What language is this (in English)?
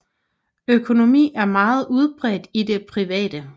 Danish